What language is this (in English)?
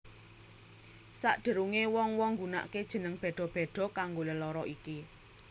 Javanese